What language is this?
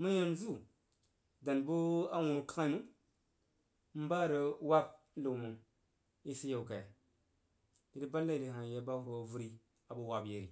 Jiba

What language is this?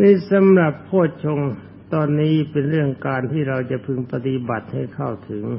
Thai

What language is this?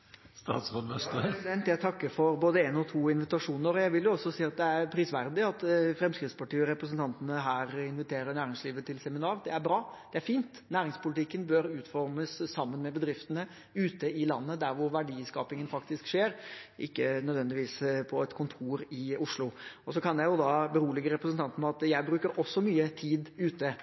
Norwegian Bokmål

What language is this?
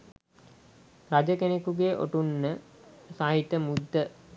Sinhala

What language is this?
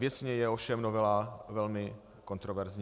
Czech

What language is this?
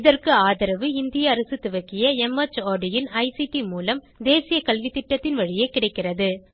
Tamil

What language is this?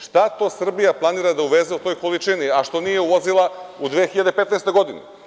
Serbian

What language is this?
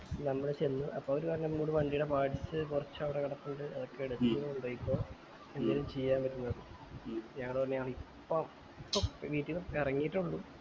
Malayalam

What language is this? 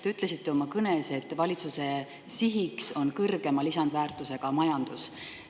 Estonian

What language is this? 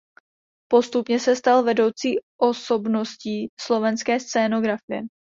Czech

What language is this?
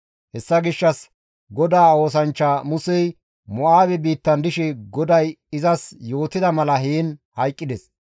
Gamo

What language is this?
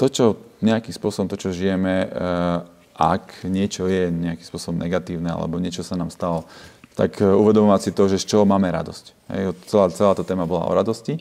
Slovak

